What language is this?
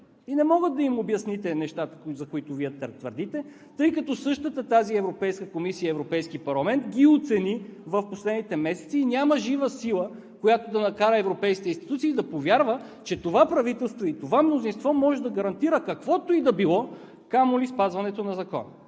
Bulgarian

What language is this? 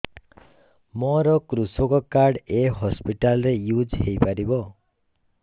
Odia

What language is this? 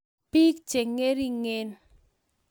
Kalenjin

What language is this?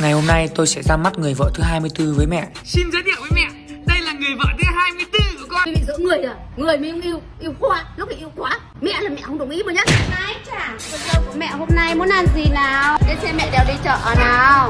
Vietnamese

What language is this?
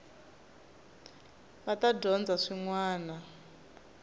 Tsonga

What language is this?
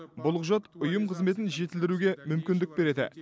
Kazakh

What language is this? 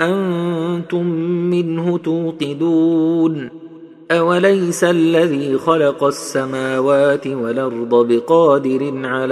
Arabic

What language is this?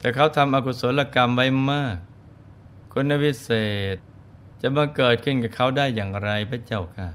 Thai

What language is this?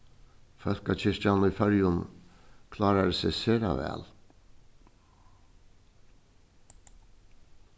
Faroese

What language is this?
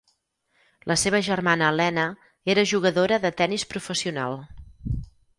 Catalan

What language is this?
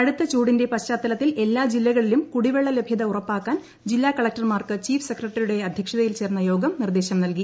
Malayalam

